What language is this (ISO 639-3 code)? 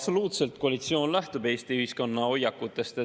est